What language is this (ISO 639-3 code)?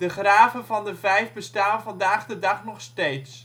nld